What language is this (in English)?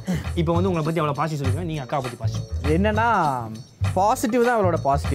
Tamil